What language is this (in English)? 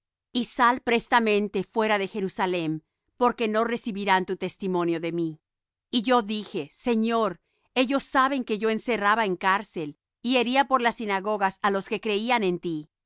Spanish